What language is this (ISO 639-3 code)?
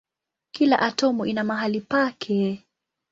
swa